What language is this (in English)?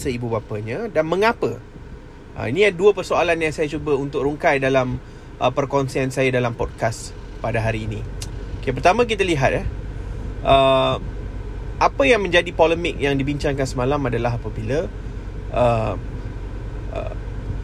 Malay